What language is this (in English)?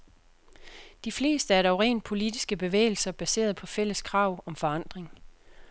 Danish